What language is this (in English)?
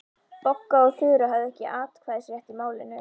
Icelandic